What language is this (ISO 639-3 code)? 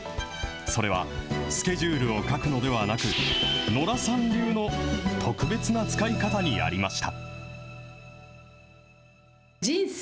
jpn